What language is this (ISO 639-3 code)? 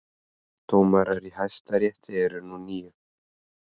isl